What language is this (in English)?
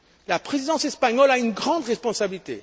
French